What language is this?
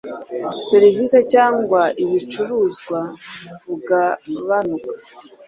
Kinyarwanda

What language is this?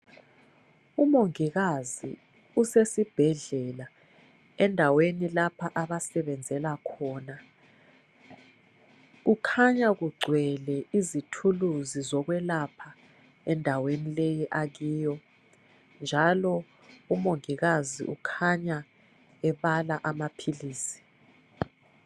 North Ndebele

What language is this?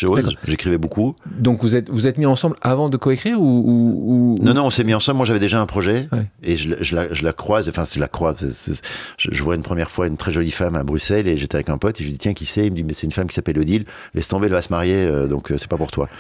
French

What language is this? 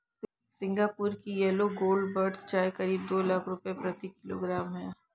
Hindi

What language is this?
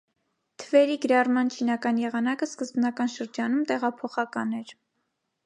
Armenian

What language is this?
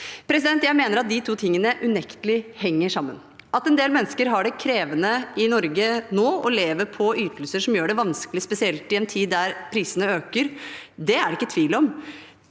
Norwegian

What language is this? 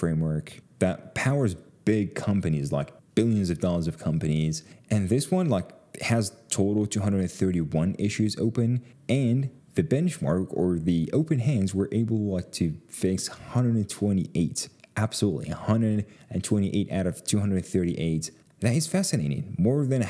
English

